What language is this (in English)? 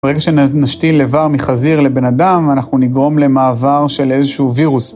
Hebrew